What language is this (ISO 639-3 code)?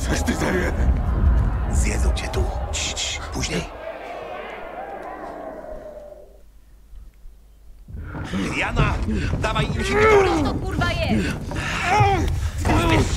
pol